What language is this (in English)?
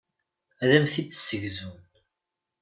Kabyle